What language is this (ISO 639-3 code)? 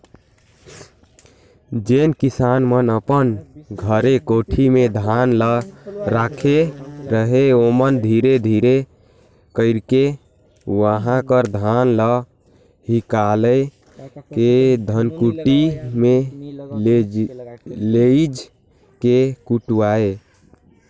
hne